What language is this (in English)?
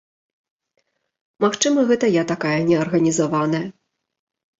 Belarusian